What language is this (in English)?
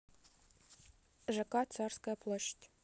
Russian